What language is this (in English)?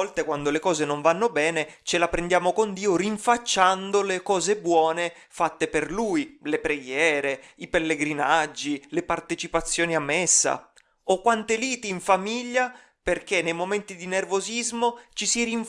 Italian